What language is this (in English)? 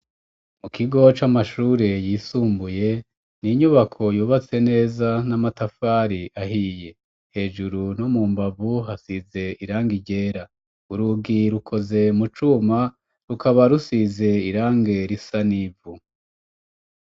Rundi